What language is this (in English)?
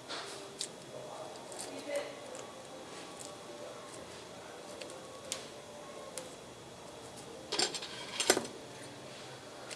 Vietnamese